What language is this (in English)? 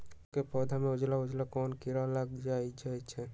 Magahi